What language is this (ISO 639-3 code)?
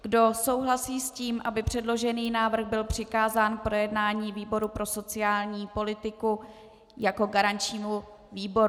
ces